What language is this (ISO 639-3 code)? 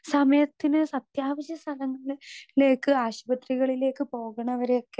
mal